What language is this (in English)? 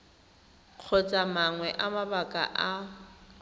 Tswana